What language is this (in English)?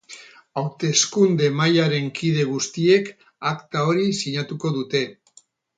Basque